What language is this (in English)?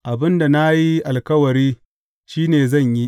Hausa